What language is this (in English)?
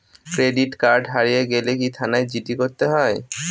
Bangla